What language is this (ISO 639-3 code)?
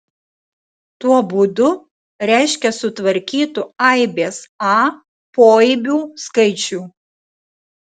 lit